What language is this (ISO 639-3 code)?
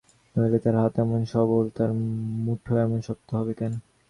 ben